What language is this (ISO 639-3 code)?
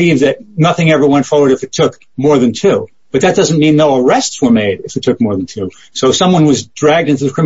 eng